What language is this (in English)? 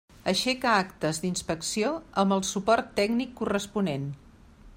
Catalan